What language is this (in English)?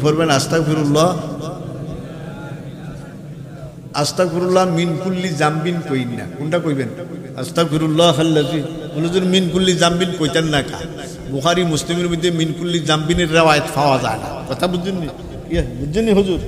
Bangla